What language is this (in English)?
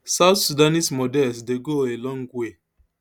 Nigerian Pidgin